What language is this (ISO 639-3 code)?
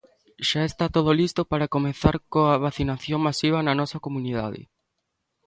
glg